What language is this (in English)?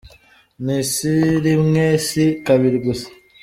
Kinyarwanda